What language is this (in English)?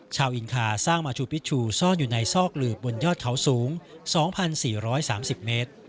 Thai